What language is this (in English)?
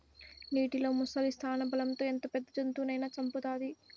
Telugu